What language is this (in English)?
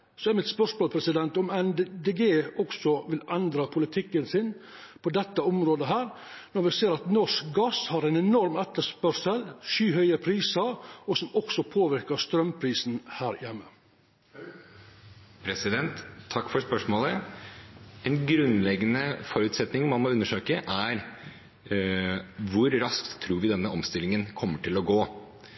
Norwegian